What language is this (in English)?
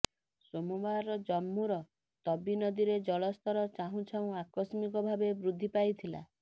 Odia